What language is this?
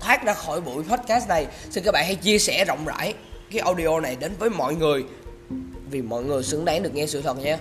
Vietnamese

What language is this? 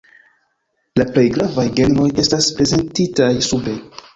Esperanto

